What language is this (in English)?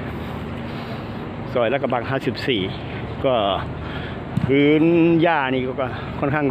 Thai